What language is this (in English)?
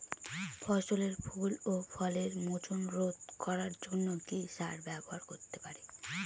Bangla